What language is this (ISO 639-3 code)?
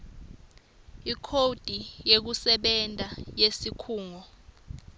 ssw